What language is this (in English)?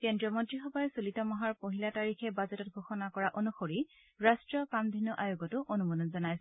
Assamese